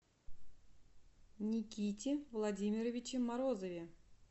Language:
Russian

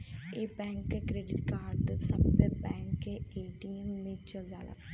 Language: Bhojpuri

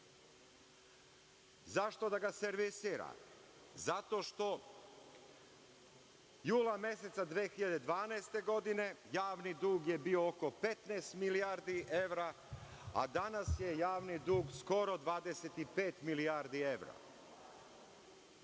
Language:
Serbian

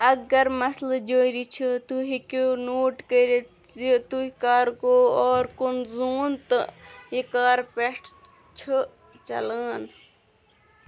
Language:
Kashmiri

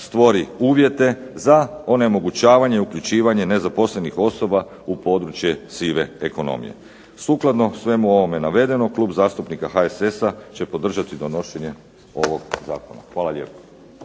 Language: Croatian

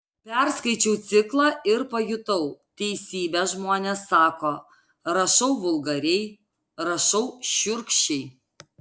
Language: Lithuanian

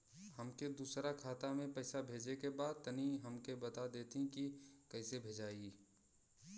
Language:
Bhojpuri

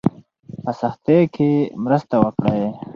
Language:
Pashto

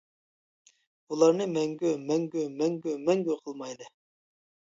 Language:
Uyghur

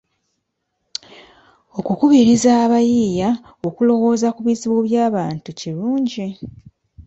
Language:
Ganda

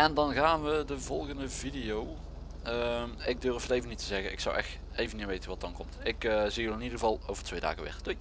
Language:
Dutch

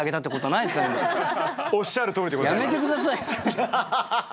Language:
Japanese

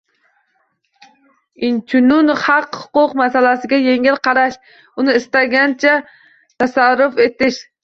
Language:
Uzbek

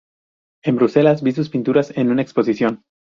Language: Spanish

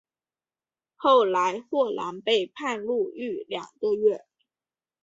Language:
Chinese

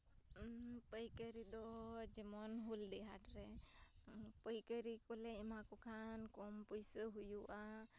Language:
Santali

